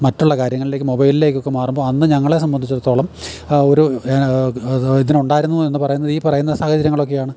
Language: Malayalam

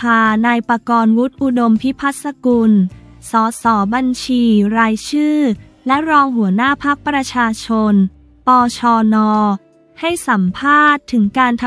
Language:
Thai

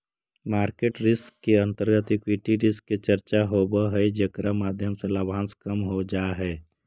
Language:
Magahi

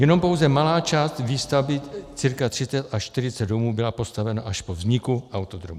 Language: Czech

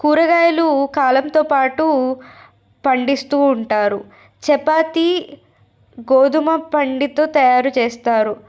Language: Telugu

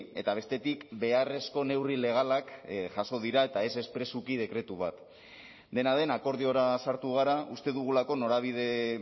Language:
Basque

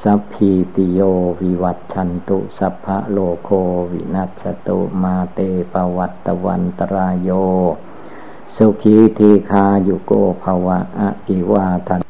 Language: Thai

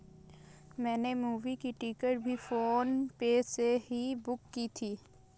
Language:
Hindi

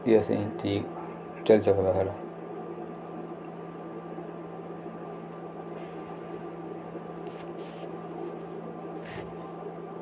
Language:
Dogri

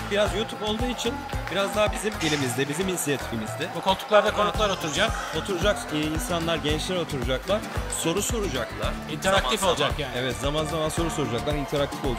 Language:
Turkish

